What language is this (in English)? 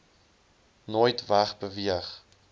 Afrikaans